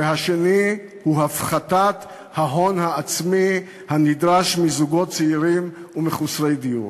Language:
Hebrew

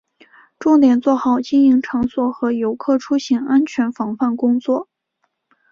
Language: Chinese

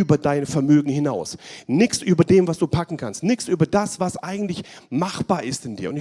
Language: German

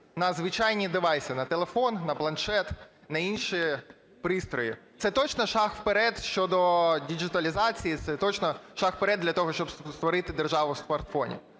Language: Ukrainian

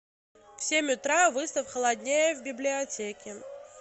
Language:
Russian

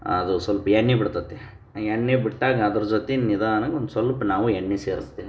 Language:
Kannada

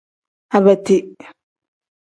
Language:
Tem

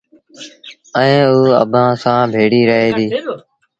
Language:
Sindhi Bhil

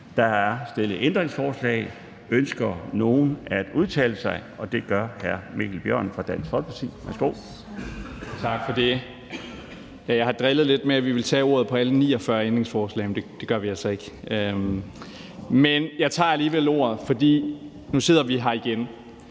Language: Danish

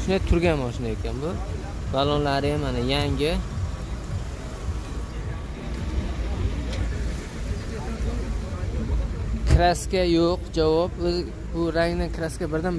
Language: Turkish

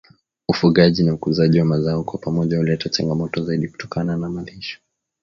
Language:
Swahili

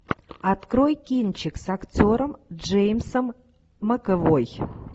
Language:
Russian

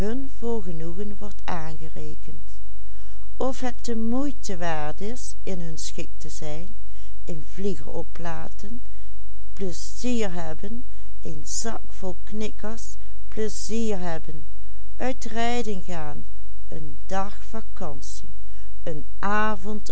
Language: Dutch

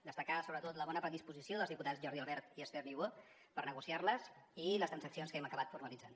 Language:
Catalan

